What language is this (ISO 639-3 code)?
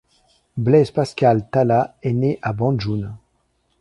fra